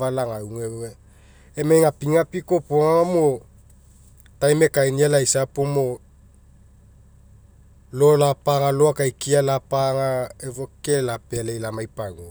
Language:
Mekeo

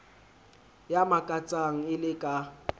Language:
Southern Sotho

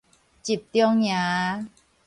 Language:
Min Nan Chinese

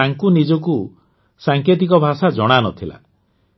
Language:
Odia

